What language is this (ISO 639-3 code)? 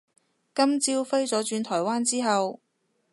yue